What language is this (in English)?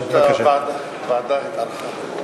Hebrew